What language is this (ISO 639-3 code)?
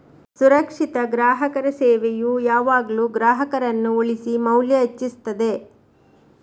kan